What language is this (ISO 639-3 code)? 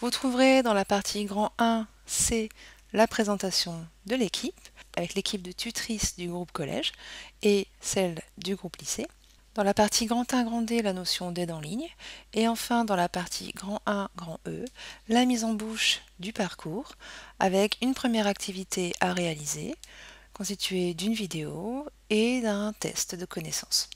fra